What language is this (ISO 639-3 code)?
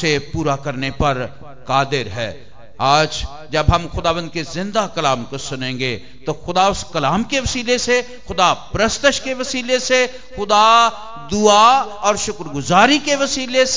hin